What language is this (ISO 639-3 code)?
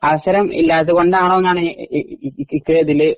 mal